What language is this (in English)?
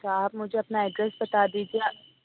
Urdu